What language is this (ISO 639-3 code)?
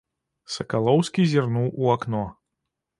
bel